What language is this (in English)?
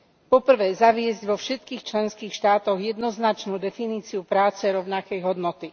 Slovak